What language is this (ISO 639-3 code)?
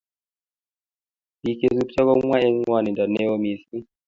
kln